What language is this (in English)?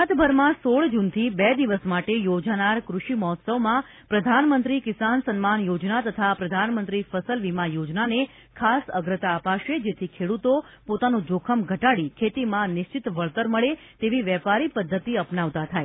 Gujarati